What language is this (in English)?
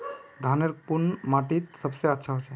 Magahi